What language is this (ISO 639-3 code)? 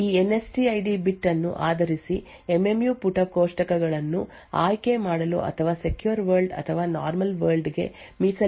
kan